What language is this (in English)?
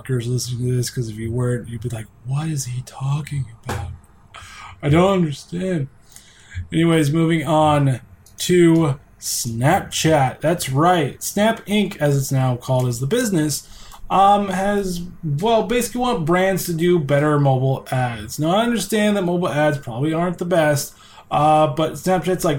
English